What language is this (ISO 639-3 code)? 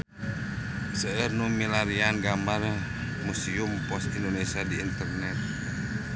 sun